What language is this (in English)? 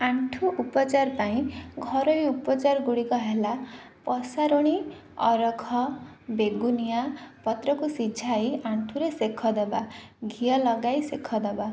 Odia